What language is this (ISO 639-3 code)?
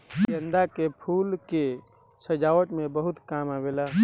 bho